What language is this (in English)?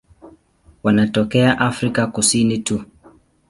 Swahili